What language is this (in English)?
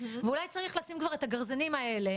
Hebrew